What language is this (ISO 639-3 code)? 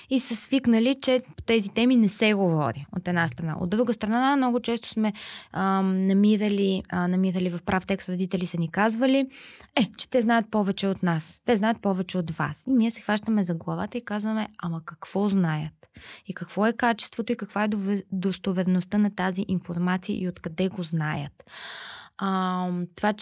bul